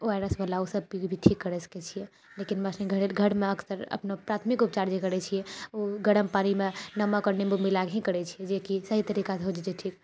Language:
Maithili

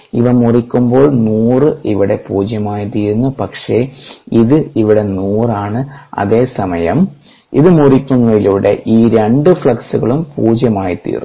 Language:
Malayalam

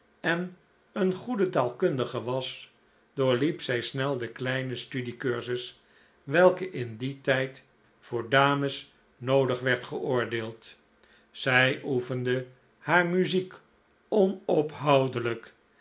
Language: Dutch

